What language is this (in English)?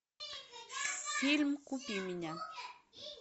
Russian